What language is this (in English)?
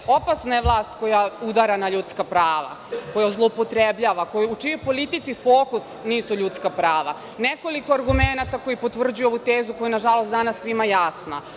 Serbian